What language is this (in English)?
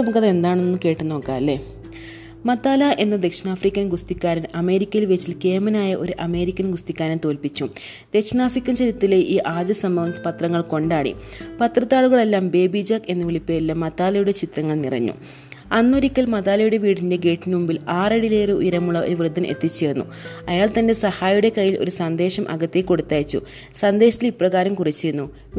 Malayalam